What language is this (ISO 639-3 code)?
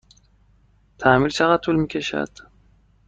fas